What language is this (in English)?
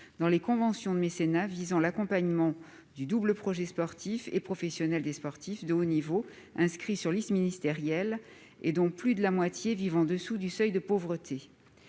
French